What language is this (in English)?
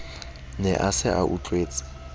Southern Sotho